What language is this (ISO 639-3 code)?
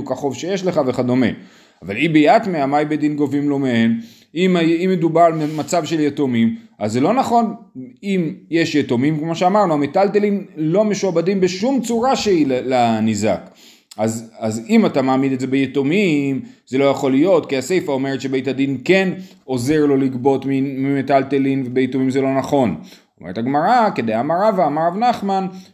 heb